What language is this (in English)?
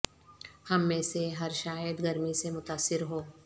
Urdu